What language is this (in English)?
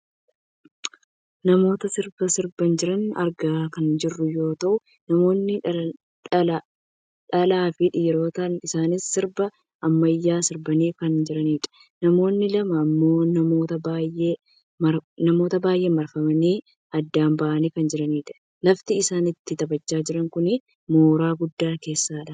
Oromo